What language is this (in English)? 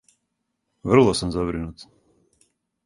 Serbian